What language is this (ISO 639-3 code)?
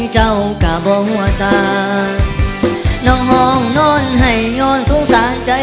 tha